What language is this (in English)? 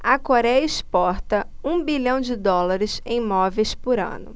Portuguese